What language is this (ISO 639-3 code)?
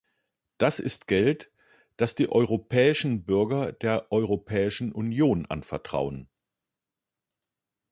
deu